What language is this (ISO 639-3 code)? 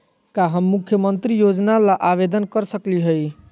mag